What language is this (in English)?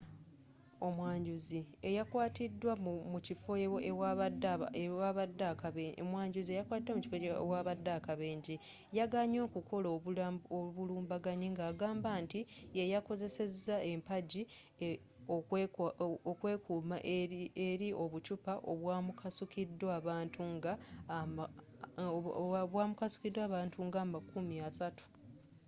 Ganda